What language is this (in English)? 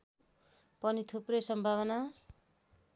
Nepali